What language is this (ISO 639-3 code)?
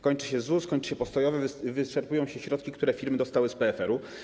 pol